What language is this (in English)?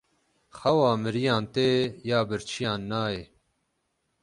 Kurdish